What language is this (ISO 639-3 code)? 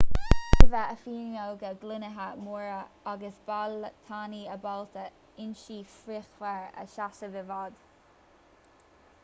gle